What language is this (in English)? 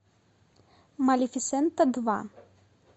Russian